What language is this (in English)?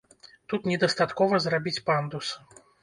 Belarusian